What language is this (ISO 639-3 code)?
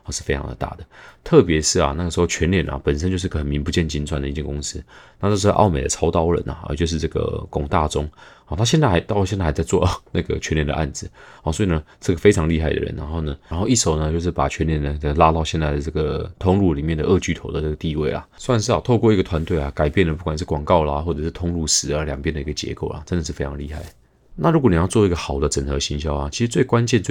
zho